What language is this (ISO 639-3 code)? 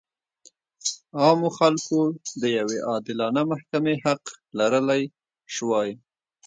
pus